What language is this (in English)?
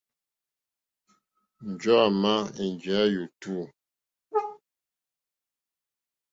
Mokpwe